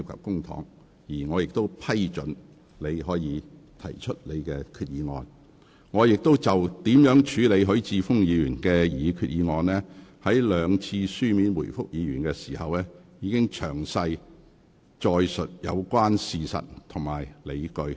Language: Cantonese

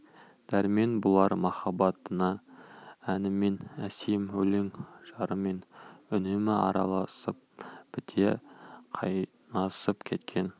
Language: Kazakh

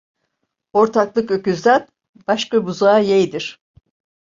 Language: Turkish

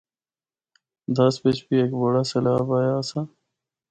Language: Northern Hindko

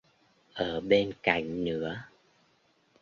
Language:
Vietnamese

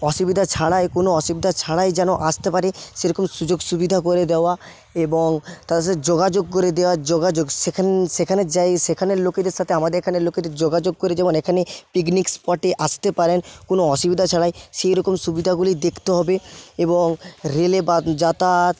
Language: Bangla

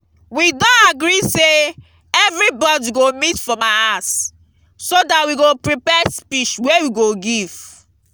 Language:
Nigerian Pidgin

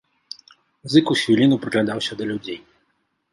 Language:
Belarusian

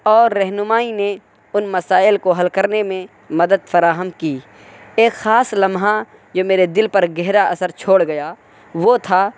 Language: Urdu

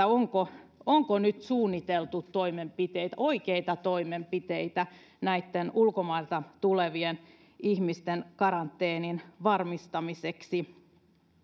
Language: Finnish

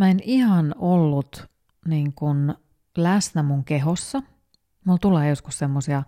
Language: Finnish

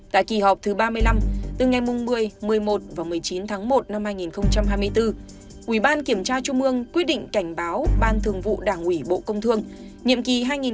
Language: Vietnamese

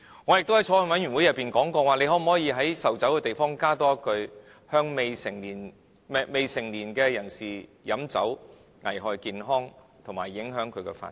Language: Cantonese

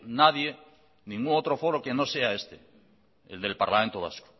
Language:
Spanish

